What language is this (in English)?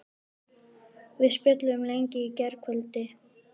Icelandic